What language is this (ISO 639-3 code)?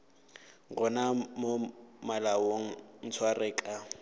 nso